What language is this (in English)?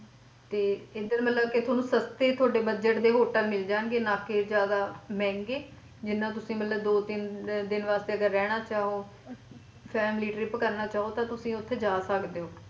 Punjabi